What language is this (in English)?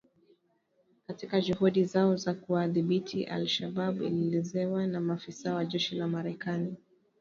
Swahili